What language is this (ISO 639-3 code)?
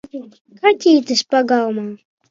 lav